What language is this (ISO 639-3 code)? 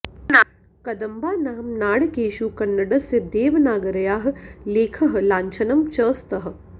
san